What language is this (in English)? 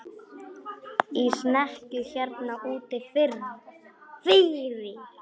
Icelandic